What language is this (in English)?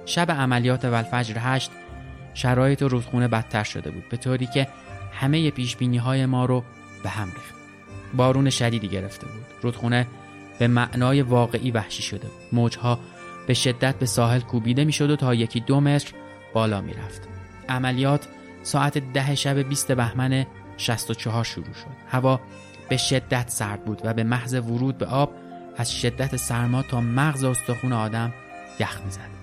Persian